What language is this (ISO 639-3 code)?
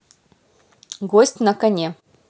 rus